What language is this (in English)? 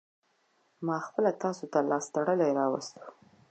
Pashto